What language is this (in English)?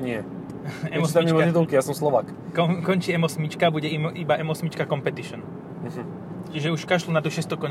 Slovak